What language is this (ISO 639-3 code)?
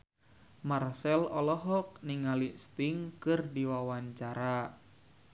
sun